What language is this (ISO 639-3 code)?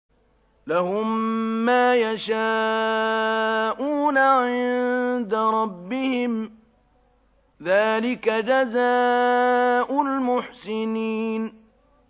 ara